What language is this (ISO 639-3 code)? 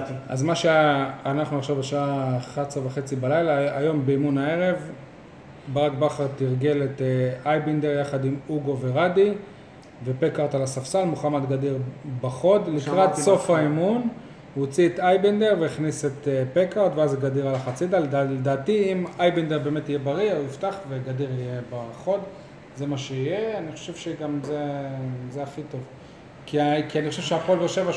heb